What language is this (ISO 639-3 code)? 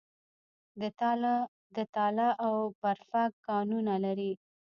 pus